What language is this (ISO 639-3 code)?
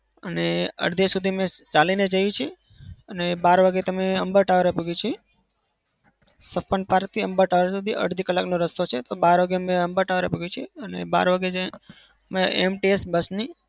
guj